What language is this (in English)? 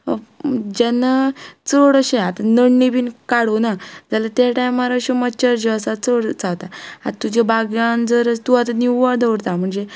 Konkani